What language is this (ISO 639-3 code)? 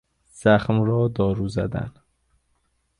fas